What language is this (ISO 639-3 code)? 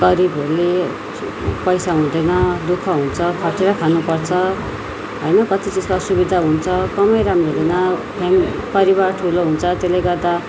nep